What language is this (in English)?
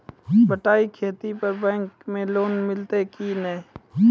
Maithili